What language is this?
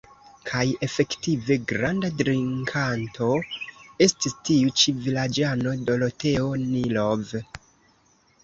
Esperanto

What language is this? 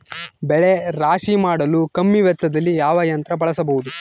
Kannada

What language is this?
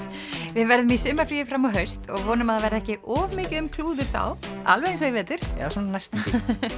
Icelandic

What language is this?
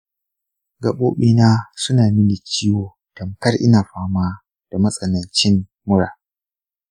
Hausa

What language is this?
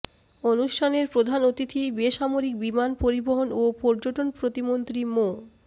Bangla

